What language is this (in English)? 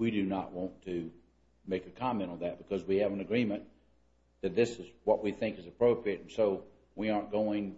English